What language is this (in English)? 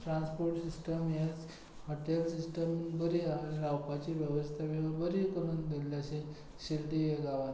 Konkani